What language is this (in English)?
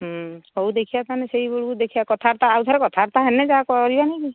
Odia